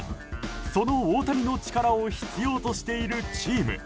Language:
Japanese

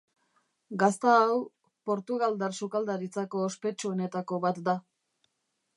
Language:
Basque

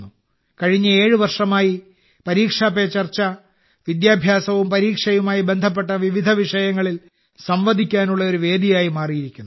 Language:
Malayalam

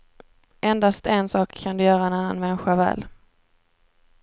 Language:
Swedish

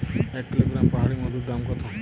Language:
Bangla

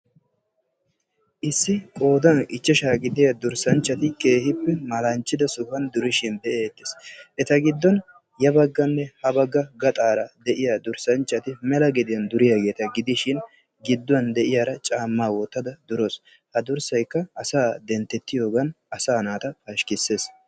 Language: Wolaytta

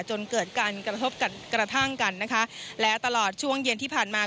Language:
Thai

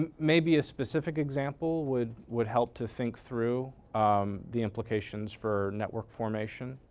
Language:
English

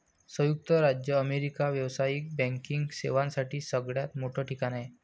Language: Marathi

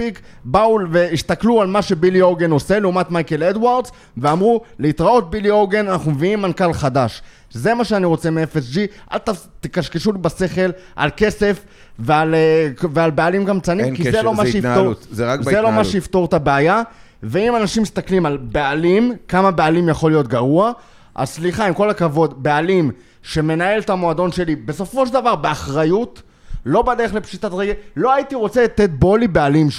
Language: Hebrew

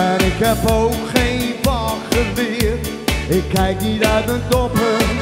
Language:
Dutch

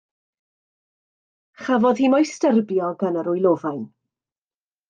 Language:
Welsh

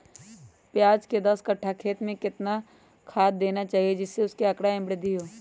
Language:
Magahi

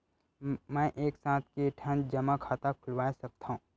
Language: Chhattisgarhi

